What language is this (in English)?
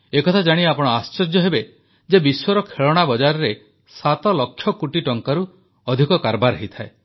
Odia